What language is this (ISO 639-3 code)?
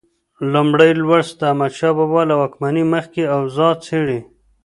pus